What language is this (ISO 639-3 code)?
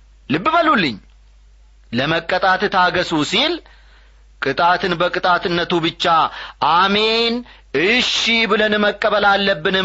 amh